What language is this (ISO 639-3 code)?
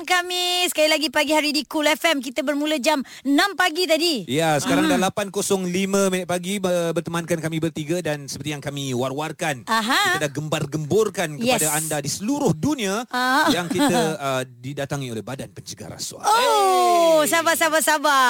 msa